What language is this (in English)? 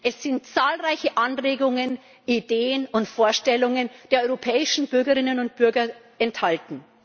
German